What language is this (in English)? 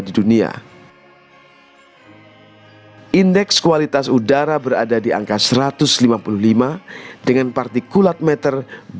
Indonesian